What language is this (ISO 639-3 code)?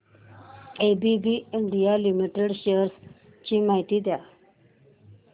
mar